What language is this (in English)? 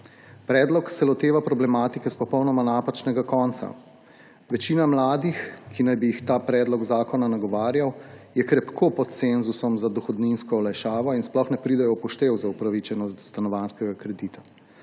Slovenian